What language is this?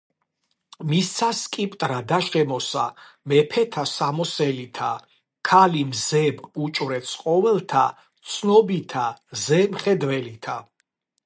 Georgian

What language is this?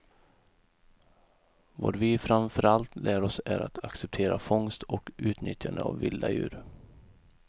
Swedish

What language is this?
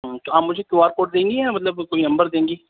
Urdu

